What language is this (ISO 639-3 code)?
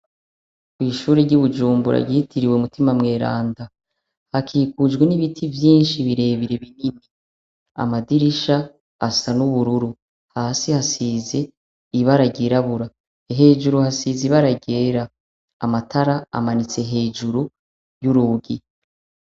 run